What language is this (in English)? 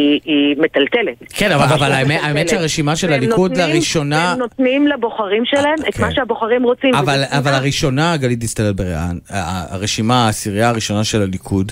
Hebrew